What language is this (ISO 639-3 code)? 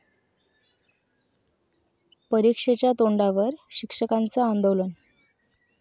mar